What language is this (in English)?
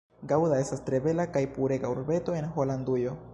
Esperanto